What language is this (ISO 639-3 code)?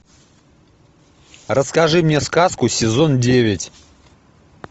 rus